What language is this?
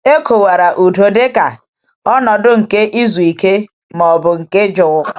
Igbo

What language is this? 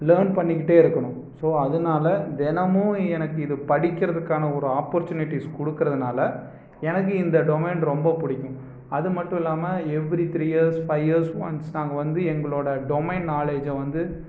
Tamil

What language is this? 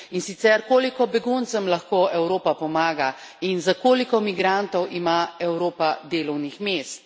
Slovenian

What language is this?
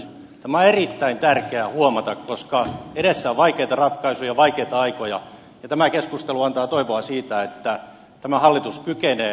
Finnish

